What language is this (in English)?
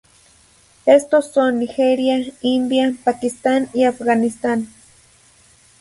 Spanish